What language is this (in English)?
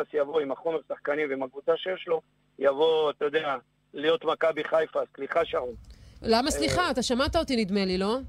Hebrew